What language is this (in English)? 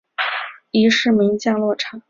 Chinese